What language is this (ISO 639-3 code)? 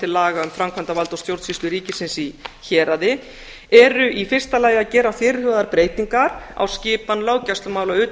isl